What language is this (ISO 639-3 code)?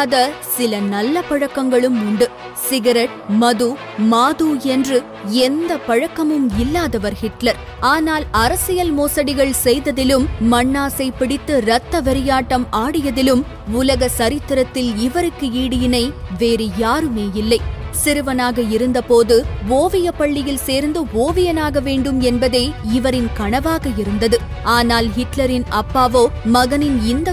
tam